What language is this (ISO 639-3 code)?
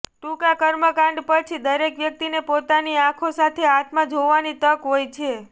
guj